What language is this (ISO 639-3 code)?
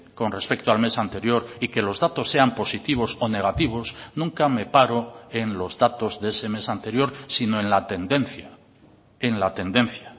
spa